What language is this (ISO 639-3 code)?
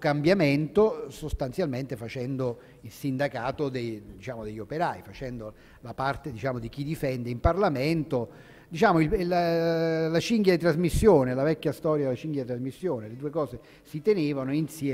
ita